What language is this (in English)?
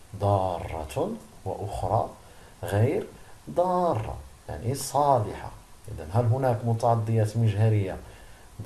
Arabic